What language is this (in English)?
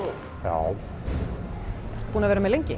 Icelandic